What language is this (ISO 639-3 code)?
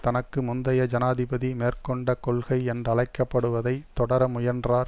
tam